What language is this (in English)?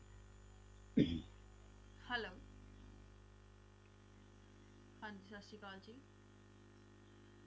Punjabi